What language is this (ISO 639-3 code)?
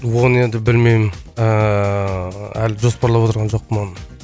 kaz